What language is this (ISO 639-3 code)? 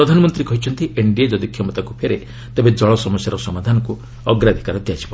ori